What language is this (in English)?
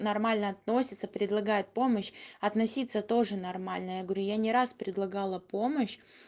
Russian